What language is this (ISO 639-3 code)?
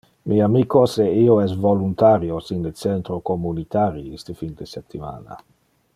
ina